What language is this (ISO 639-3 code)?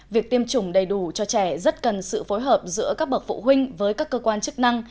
vie